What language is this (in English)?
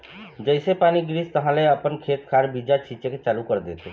Chhattisgarhi